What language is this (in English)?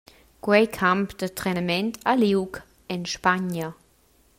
Romansh